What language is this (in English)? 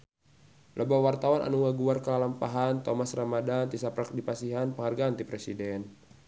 Sundanese